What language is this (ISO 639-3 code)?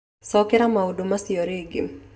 kik